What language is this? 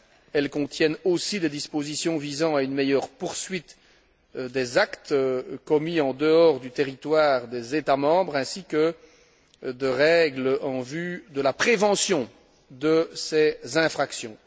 French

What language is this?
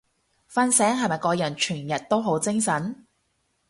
Cantonese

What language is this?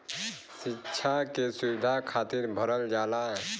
Bhojpuri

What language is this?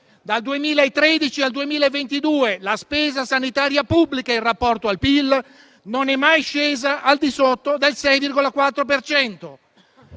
Italian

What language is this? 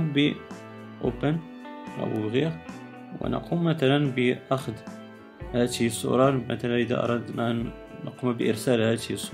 Arabic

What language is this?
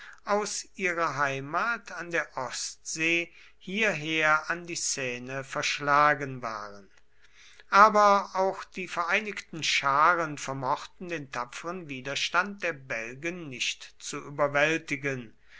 German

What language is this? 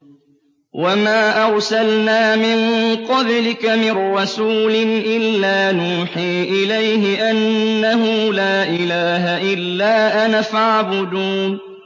Arabic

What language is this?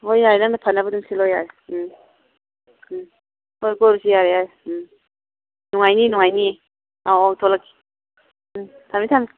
Manipuri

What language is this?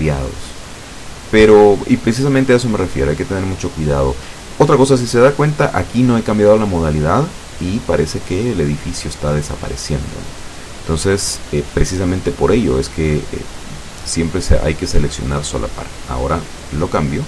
Spanish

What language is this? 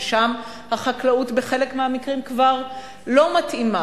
Hebrew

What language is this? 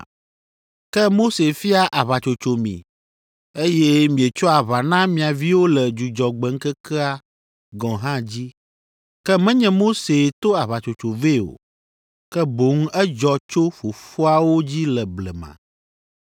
Ewe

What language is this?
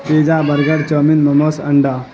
Urdu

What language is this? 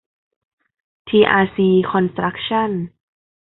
Thai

